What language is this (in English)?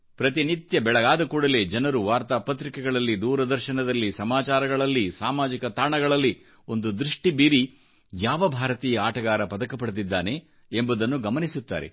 Kannada